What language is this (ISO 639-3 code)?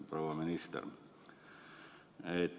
est